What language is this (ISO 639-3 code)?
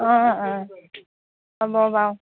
asm